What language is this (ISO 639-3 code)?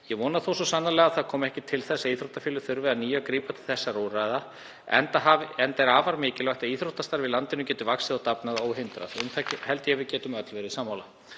isl